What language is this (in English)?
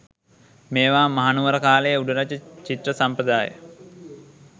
Sinhala